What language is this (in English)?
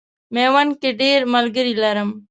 Pashto